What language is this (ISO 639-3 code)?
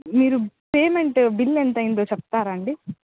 tel